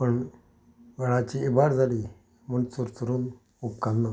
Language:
Konkani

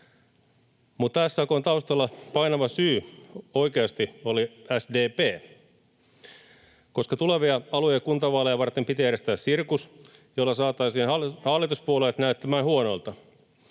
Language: Finnish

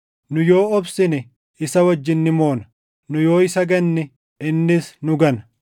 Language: Oromo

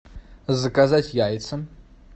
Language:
Russian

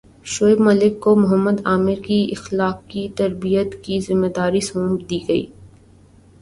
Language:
Urdu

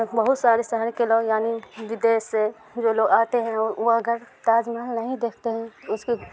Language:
Urdu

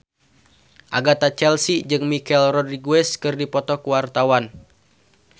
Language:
Sundanese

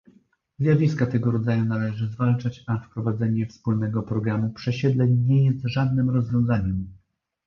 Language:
Polish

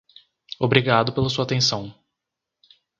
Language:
Portuguese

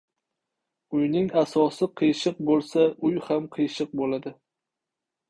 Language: Uzbek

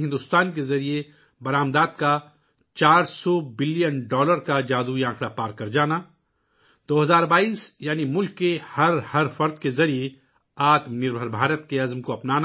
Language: Urdu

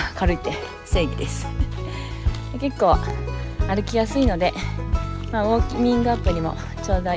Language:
Japanese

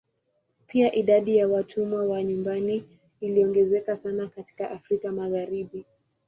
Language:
Swahili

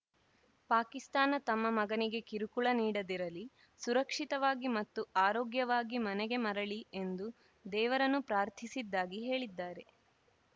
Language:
Kannada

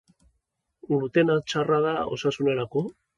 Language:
Basque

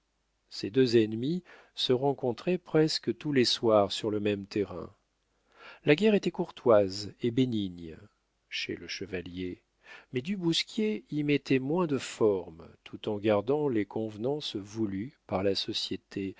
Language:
French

